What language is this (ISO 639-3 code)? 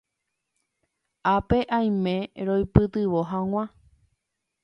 grn